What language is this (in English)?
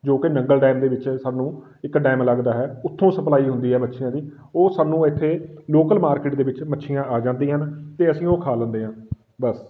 Punjabi